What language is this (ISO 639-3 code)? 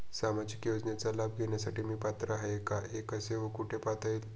mar